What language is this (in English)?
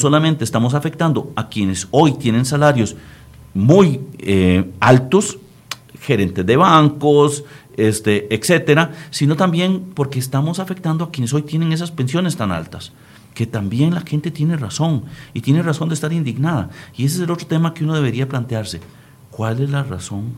Spanish